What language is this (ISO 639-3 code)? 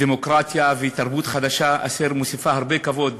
heb